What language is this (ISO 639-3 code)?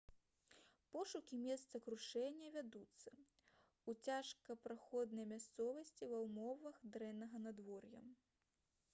bel